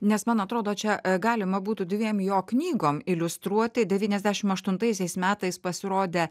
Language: Lithuanian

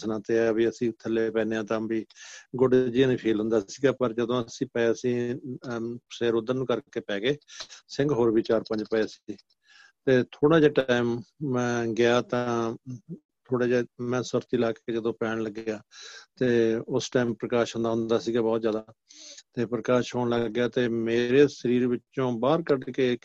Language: Punjabi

